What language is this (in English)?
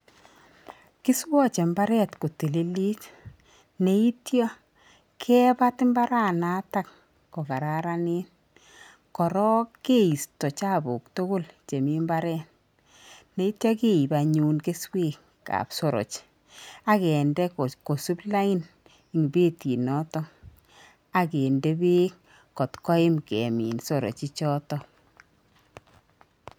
Kalenjin